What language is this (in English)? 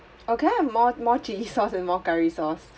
English